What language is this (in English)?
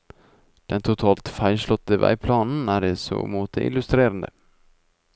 Norwegian